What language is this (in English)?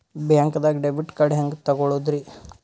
Kannada